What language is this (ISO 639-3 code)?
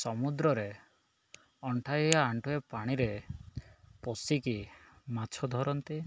ori